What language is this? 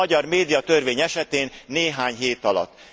Hungarian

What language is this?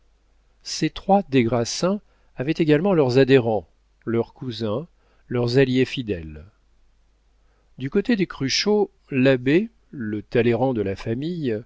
French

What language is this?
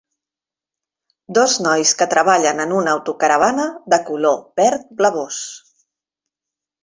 Catalan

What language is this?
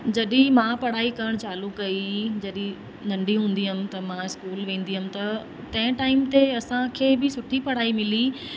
Sindhi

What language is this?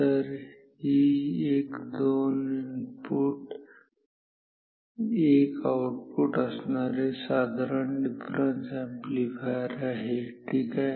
Marathi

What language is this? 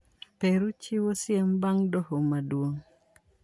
Luo (Kenya and Tanzania)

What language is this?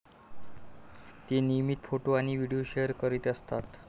Marathi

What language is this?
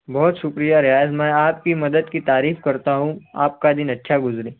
Urdu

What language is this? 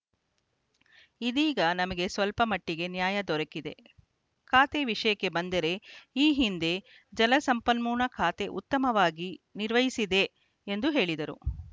Kannada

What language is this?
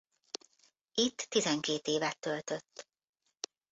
Hungarian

